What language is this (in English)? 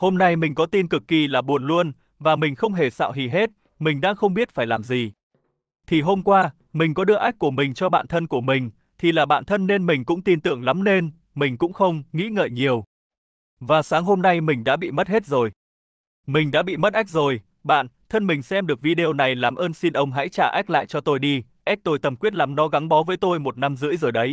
Vietnamese